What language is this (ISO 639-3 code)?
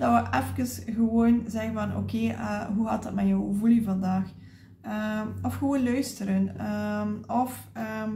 nld